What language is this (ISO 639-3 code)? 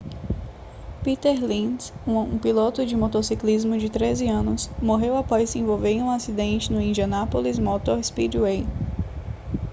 por